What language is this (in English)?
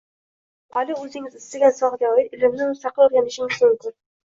Uzbek